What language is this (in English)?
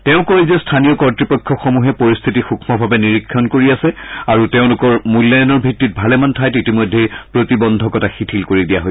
Assamese